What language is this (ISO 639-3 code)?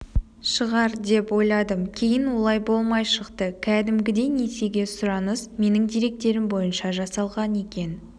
kaz